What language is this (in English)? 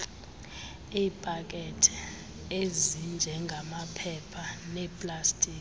Xhosa